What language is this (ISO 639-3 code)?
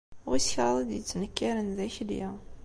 kab